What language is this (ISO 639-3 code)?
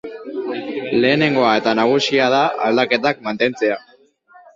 eus